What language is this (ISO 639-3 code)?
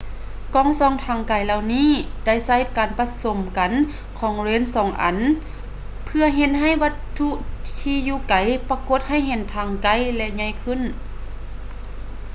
lao